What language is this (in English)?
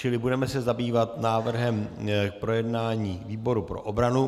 Czech